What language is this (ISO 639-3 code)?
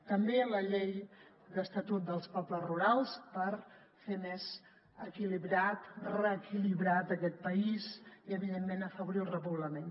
cat